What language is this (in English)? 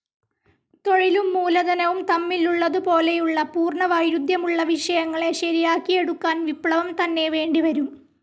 Malayalam